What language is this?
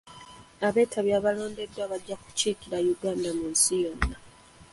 Ganda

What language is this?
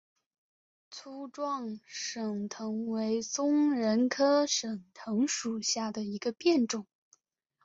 Chinese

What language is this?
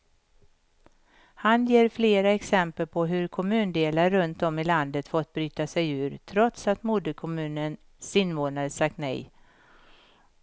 Swedish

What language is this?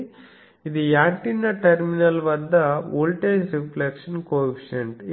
Telugu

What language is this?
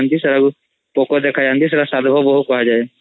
Odia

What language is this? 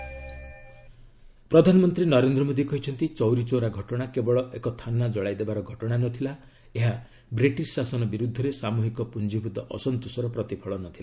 Odia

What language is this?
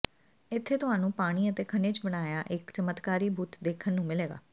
Punjabi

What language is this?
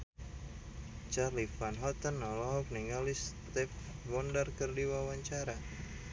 Sundanese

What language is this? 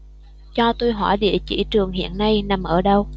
Vietnamese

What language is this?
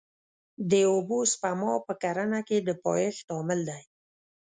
Pashto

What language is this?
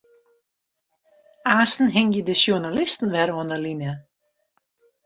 Western Frisian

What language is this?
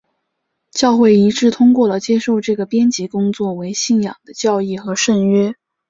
Chinese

